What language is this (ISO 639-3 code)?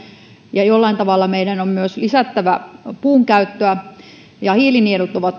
fin